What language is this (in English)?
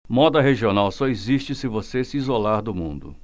Portuguese